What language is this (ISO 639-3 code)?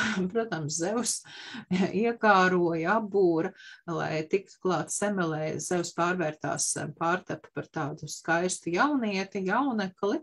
lav